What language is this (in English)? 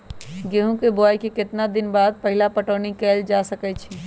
Magahi